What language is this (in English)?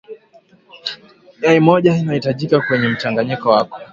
Swahili